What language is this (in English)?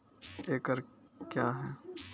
Maithili